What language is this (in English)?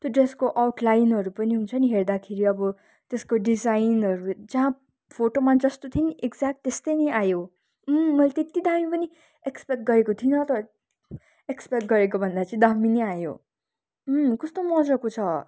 Nepali